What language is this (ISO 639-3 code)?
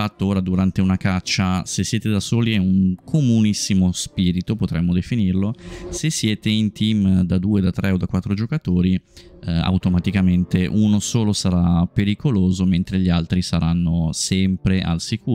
ita